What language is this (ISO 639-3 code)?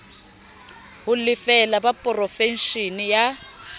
sot